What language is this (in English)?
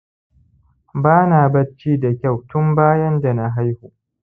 Hausa